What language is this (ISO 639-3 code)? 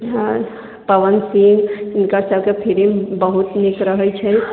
mai